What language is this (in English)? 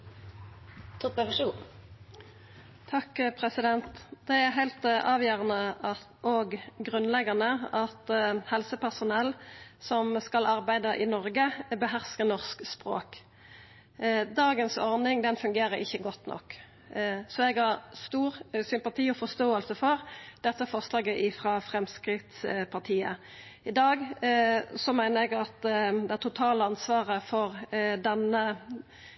Norwegian Nynorsk